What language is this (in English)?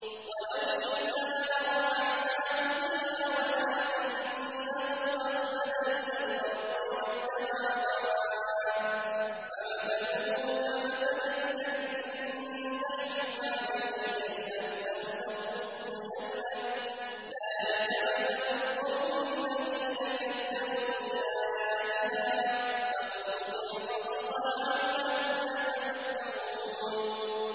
Arabic